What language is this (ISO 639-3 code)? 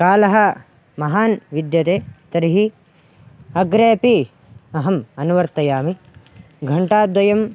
san